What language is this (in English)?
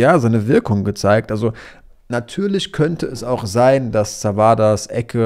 German